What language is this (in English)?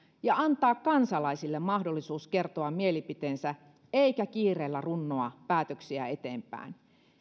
Finnish